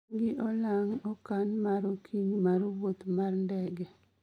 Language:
Luo (Kenya and Tanzania)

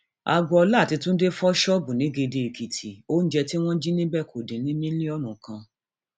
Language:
Yoruba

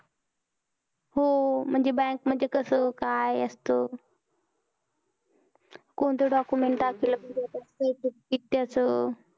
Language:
Marathi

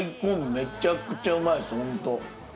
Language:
Japanese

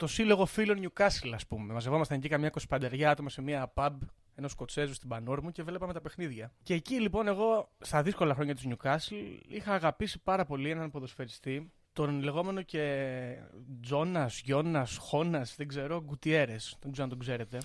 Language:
Greek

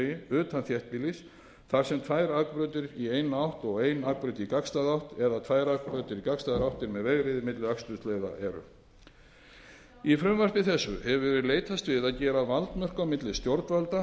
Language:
Icelandic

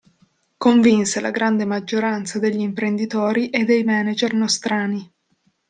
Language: Italian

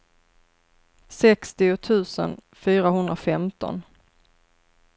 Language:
Swedish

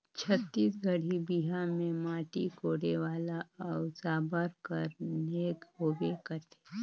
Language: Chhattisgarhi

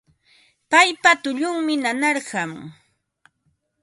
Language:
Ambo-Pasco Quechua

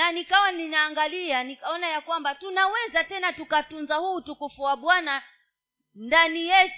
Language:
Swahili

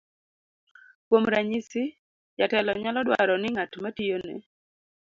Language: Luo (Kenya and Tanzania)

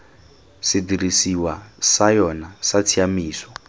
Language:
Tswana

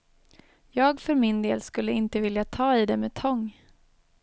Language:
Swedish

